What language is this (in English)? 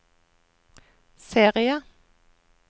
Norwegian